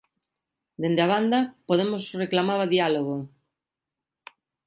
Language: Galician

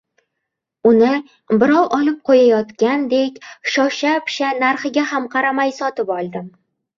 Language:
Uzbek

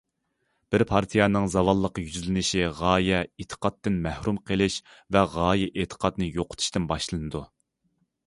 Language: Uyghur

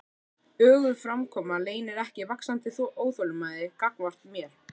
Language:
Icelandic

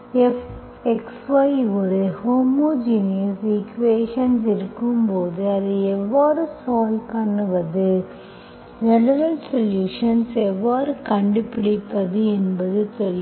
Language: Tamil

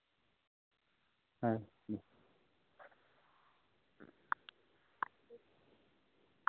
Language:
Santali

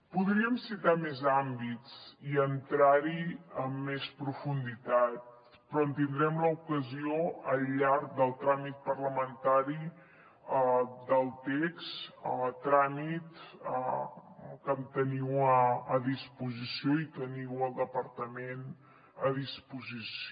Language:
Catalan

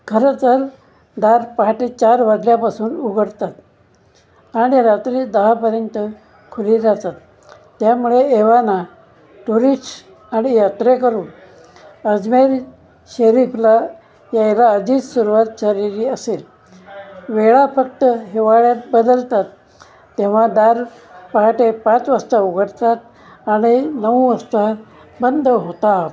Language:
Marathi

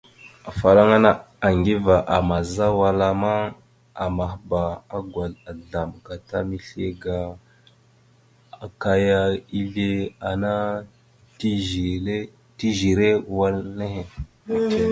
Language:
Mada (Cameroon)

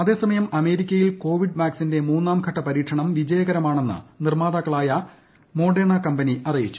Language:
Malayalam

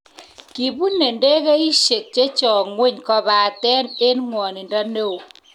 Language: Kalenjin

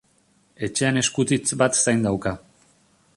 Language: Basque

